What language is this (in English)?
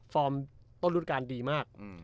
Thai